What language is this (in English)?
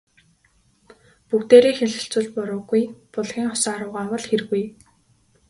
Mongolian